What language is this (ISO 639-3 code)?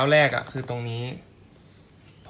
tha